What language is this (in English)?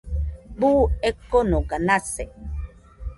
Nüpode Huitoto